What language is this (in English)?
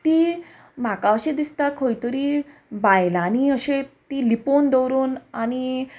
Konkani